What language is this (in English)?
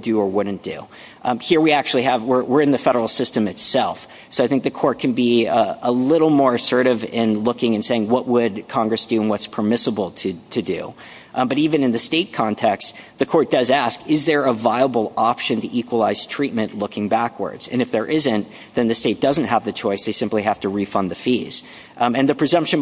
English